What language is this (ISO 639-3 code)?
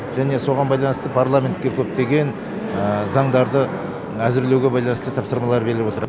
kaz